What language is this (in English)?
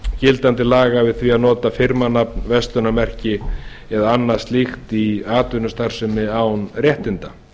Icelandic